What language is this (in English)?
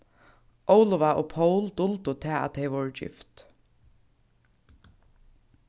Faroese